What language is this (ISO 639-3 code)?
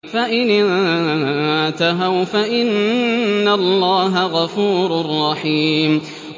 ara